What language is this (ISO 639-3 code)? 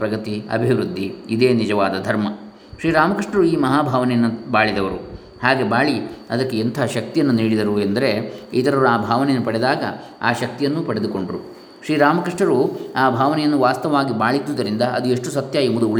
kan